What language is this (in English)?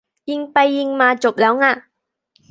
Thai